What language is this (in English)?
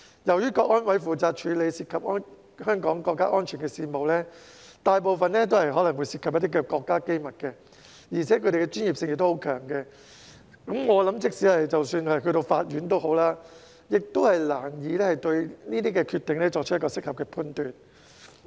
Cantonese